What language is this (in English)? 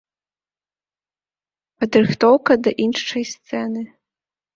Belarusian